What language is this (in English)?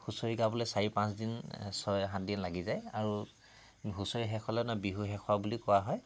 Assamese